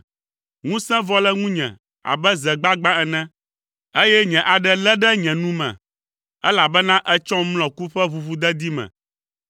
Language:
Ewe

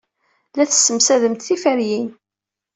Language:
Kabyle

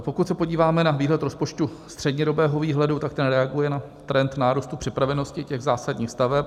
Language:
Czech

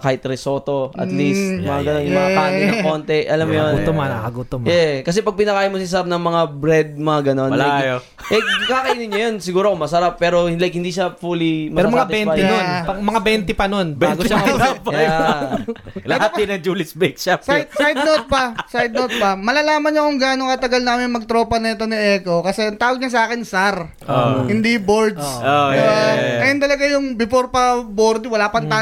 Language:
Filipino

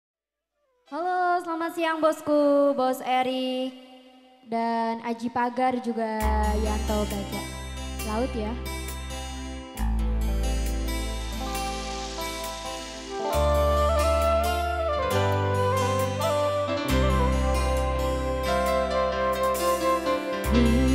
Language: Indonesian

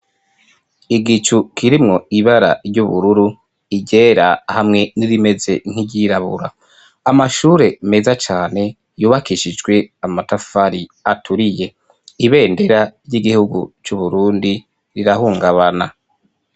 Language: Rundi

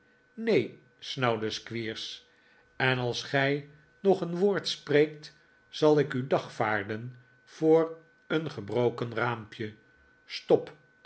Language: Dutch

